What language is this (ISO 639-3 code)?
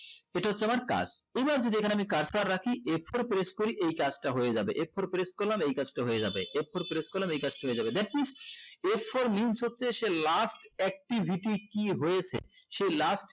ben